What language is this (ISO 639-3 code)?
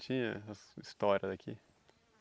por